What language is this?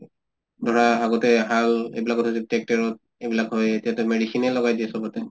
Assamese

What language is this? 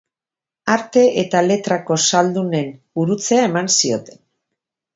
Basque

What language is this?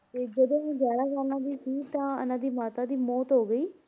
Punjabi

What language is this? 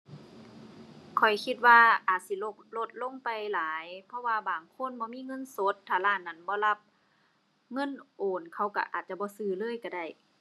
Thai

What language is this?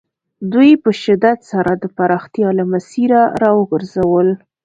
Pashto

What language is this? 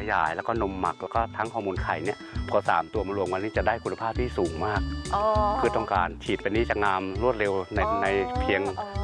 Thai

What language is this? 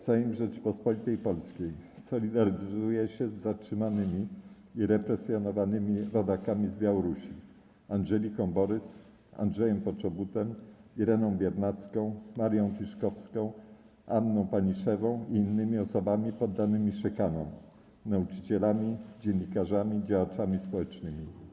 Polish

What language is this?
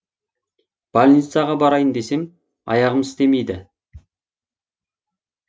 Kazakh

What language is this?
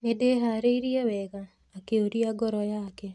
Kikuyu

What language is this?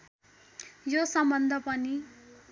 Nepali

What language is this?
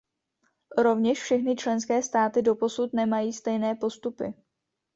Czech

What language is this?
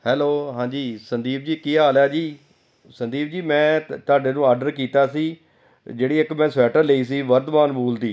Punjabi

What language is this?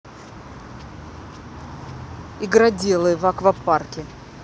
Russian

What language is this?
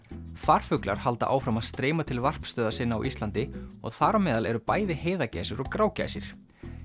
Icelandic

